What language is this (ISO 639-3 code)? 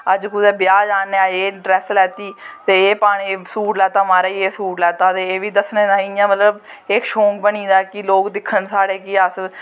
doi